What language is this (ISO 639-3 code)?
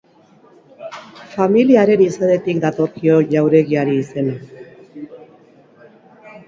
eus